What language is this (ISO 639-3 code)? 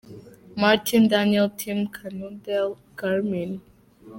kin